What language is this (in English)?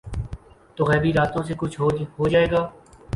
Urdu